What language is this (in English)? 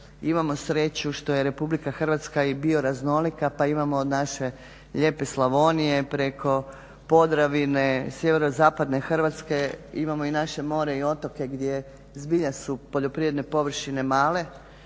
Croatian